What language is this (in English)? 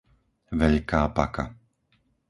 Slovak